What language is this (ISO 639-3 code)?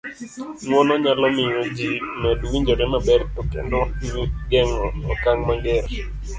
luo